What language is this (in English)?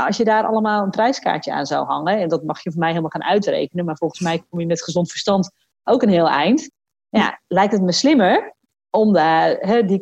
Dutch